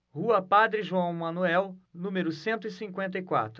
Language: Portuguese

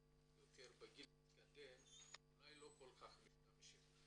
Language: Hebrew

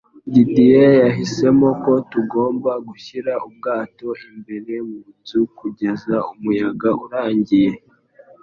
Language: Kinyarwanda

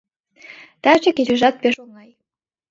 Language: Mari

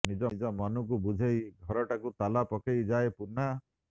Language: Odia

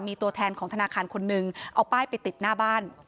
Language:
Thai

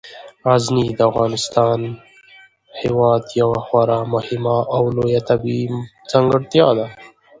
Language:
Pashto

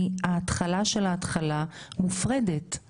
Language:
Hebrew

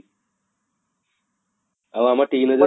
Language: Odia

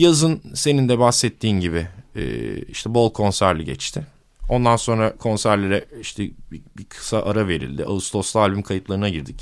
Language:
Turkish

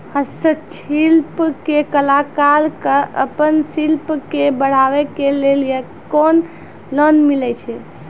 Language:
Maithili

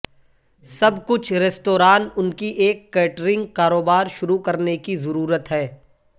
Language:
Urdu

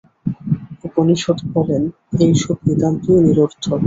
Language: Bangla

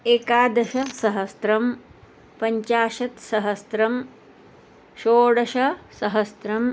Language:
Sanskrit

